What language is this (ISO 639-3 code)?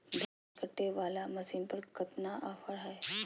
mag